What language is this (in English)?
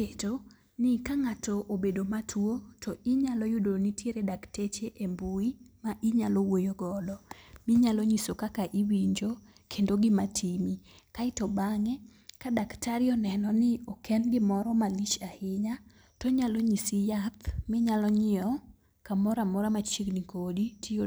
Luo (Kenya and Tanzania)